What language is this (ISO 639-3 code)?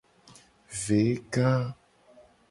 gej